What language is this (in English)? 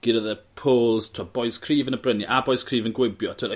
Welsh